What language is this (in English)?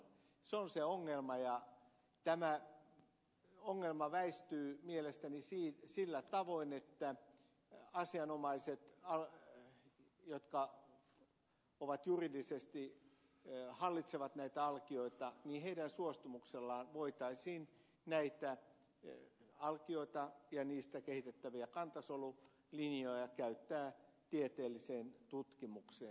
Finnish